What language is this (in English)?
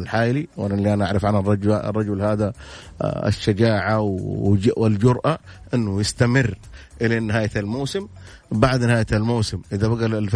Arabic